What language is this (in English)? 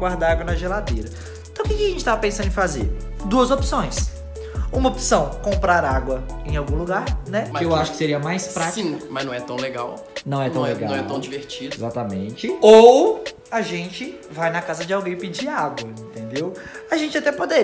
Portuguese